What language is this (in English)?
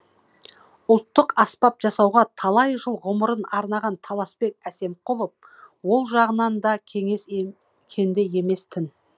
Kazakh